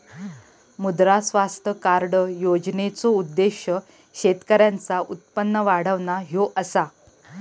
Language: Marathi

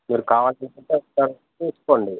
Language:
Telugu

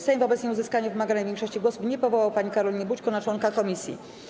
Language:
Polish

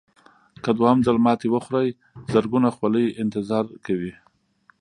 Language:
Pashto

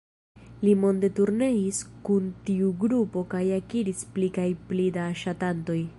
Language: Esperanto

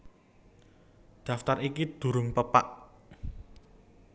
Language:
Javanese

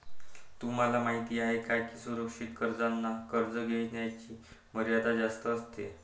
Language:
Marathi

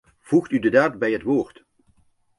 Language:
Dutch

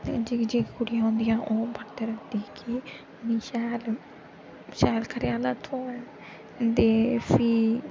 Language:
Dogri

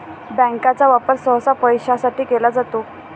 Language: Marathi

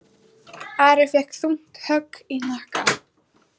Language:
Icelandic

